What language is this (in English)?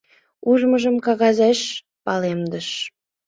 Mari